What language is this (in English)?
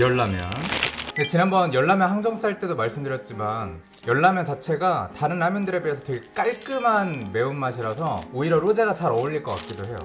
Korean